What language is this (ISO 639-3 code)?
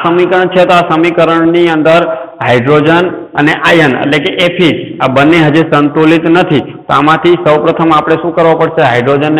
hin